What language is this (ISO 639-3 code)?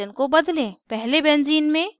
hin